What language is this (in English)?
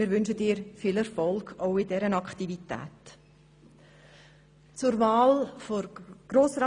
Swiss German